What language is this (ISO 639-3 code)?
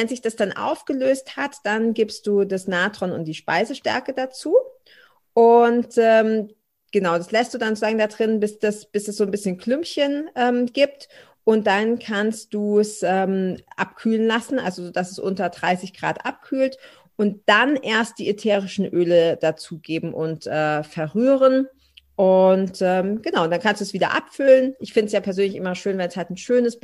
deu